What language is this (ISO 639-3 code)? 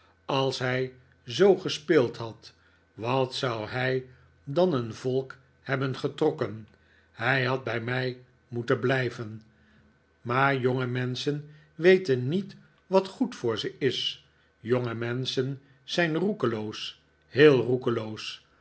nld